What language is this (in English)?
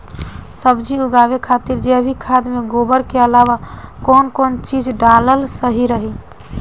Bhojpuri